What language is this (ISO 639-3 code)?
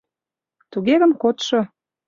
chm